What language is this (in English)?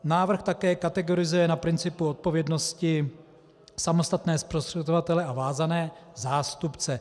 Czech